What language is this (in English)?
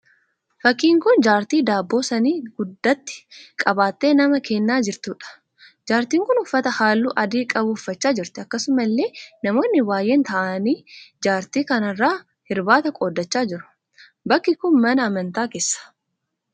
Oromo